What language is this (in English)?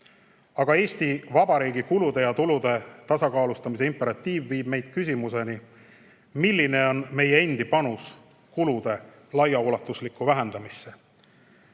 Estonian